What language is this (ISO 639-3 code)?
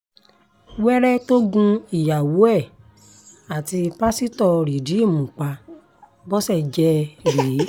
yor